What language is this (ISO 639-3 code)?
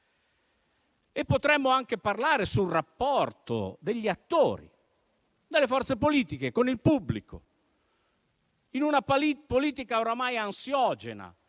ita